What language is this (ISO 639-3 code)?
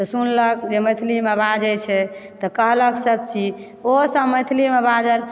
mai